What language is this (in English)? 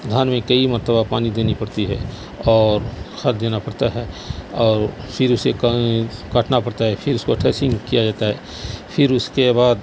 Urdu